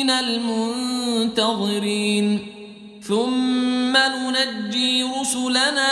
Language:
Arabic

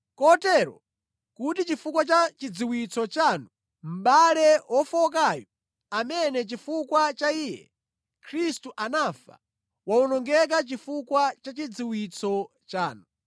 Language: Nyanja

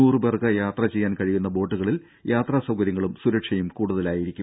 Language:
Malayalam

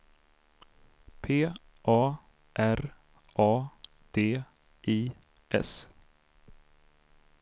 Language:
Swedish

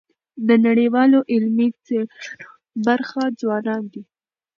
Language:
Pashto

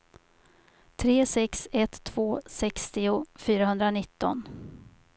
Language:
Swedish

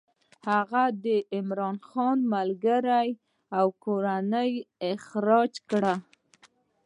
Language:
Pashto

